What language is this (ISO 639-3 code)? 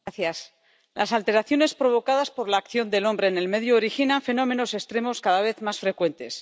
spa